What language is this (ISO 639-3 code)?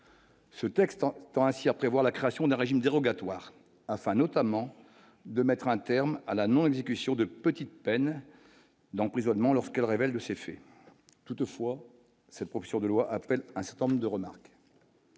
fra